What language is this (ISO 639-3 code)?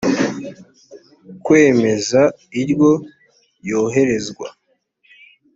kin